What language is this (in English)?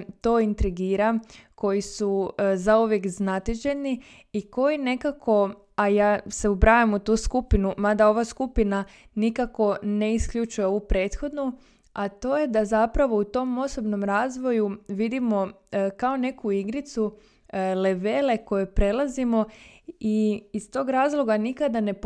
Croatian